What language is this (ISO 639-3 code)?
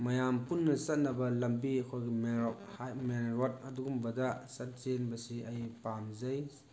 mni